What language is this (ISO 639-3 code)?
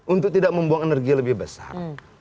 ind